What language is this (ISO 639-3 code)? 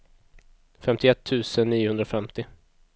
swe